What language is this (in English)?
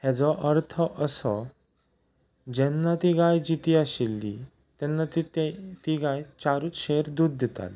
Konkani